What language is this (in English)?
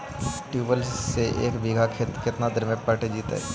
Magahi